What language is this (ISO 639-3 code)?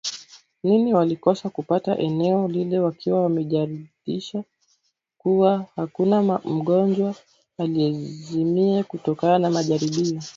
swa